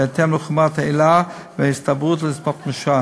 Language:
Hebrew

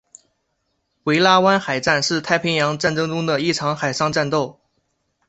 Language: Chinese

